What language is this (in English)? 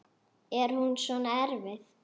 Icelandic